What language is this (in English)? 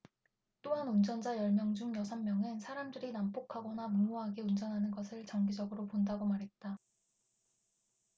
Korean